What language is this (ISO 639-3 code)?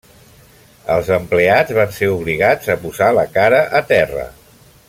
cat